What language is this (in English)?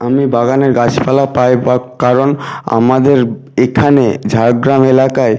Bangla